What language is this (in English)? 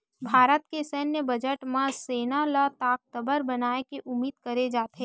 Chhattisgarhi